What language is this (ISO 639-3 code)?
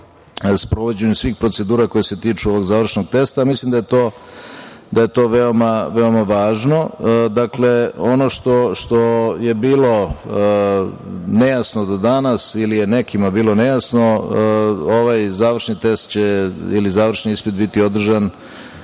srp